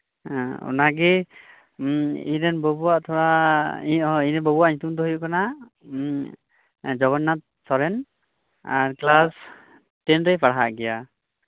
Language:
Santali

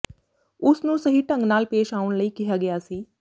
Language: Punjabi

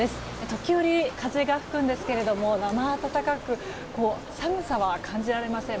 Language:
Japanese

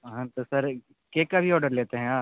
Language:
Hindi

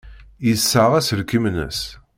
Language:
Kabyle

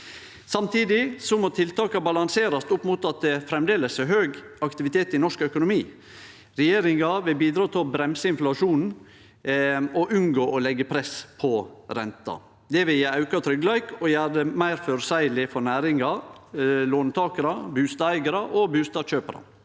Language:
Norwegian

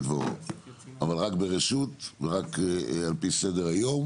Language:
Hebrew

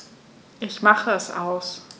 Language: German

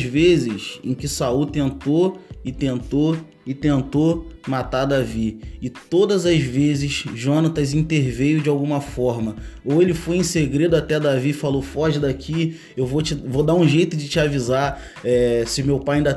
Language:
Portuguese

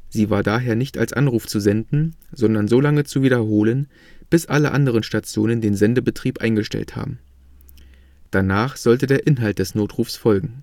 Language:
German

